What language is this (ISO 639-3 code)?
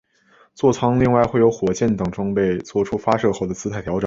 zho